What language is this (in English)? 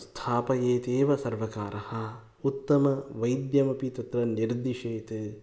Sanskrit